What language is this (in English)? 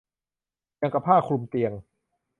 Thai